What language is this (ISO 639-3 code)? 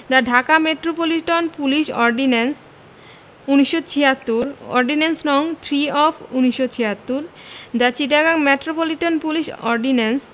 ben